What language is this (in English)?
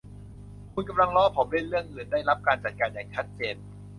Thai